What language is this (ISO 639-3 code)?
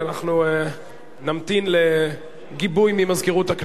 heb